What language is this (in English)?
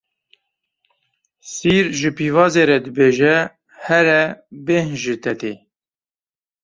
Kurdish